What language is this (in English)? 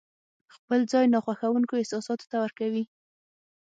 Pashto